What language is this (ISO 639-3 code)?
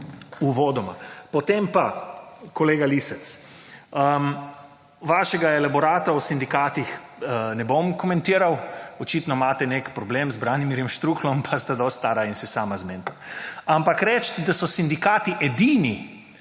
slv